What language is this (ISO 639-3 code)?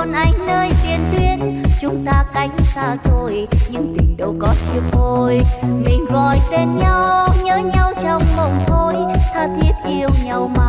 vie